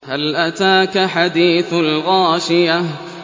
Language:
Arabic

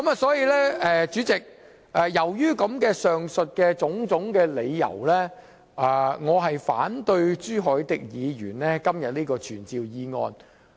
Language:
Cantonese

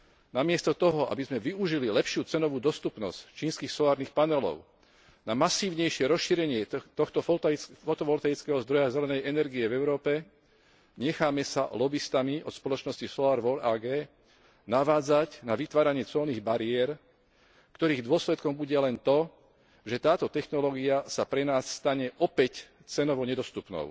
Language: Slovak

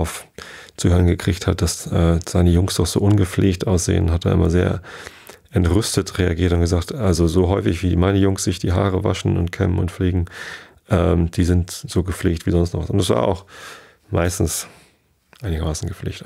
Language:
German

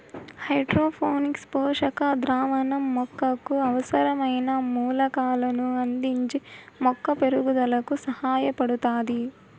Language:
Telugu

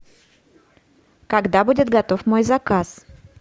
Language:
Russian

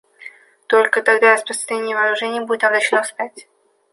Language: Russian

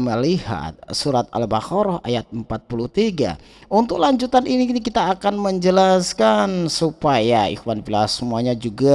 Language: Indonesian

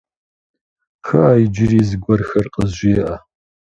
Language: Kabardian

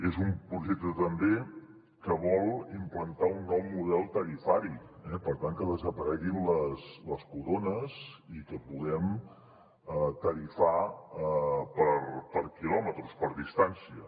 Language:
Catalan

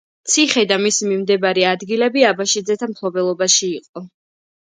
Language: Georgian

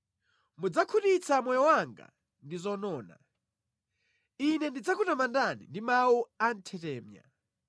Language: Nyanja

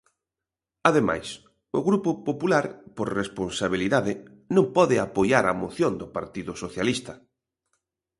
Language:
Galician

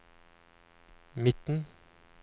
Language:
Norwegian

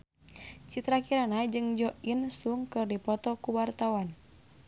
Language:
Sundanese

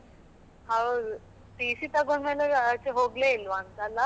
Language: Kannada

